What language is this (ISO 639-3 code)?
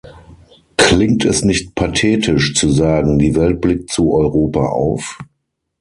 deu